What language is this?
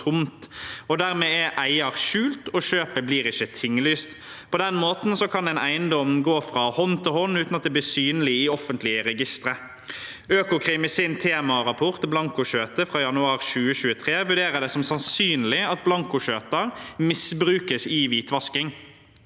Norwegian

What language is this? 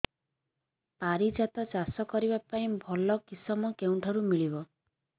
Odia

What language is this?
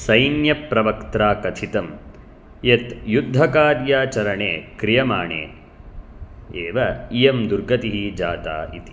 Sanskrit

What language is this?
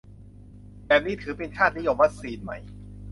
Thai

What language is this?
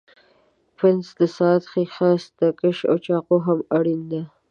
Pashto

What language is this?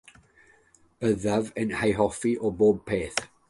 Welsh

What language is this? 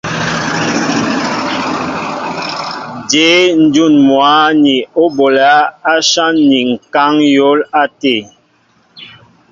Mbo (Cameroon)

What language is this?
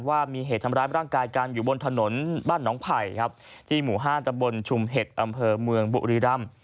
Thai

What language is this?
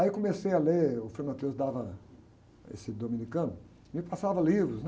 Portuguese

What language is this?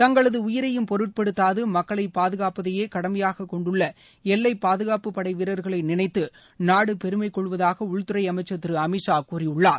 Tamil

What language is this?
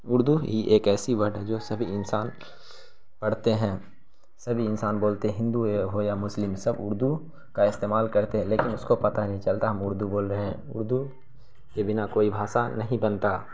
Urdu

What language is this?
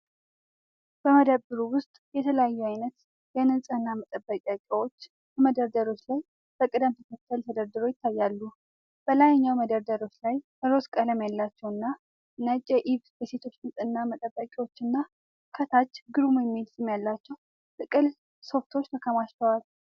Amharic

